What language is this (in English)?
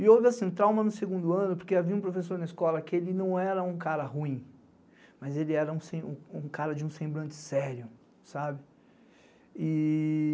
Portuguese